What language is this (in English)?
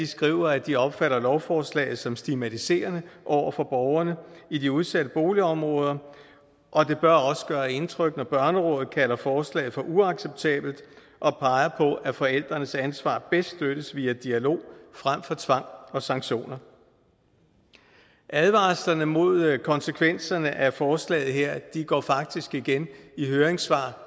Danish